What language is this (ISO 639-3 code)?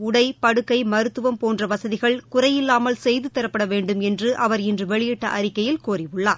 tam